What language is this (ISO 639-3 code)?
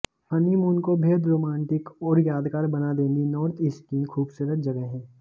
hin